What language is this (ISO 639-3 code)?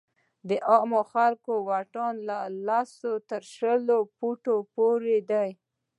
pus